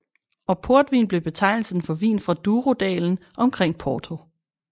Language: Danish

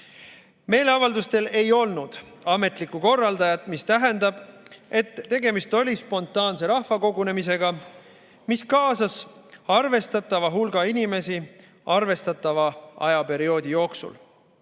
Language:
Estonian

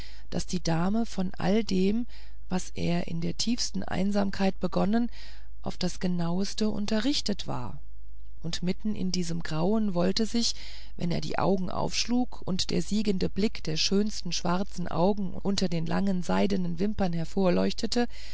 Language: German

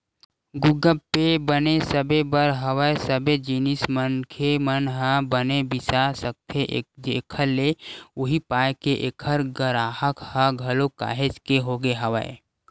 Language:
Chhattisgarhi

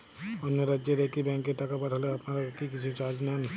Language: Bangla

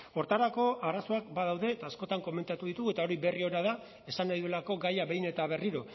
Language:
Basque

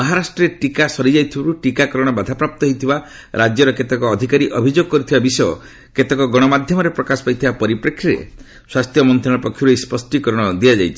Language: Odia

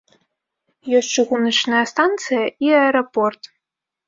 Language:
Belarusian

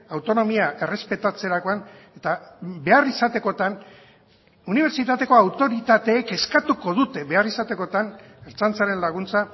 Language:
Basque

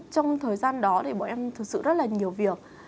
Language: Vietnamese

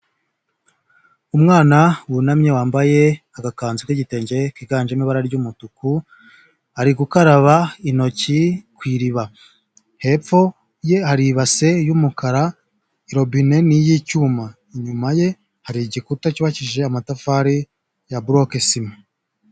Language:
Kinyarwanda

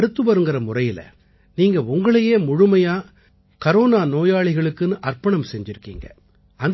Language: Tamil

